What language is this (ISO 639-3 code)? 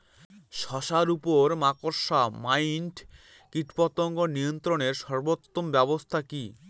ben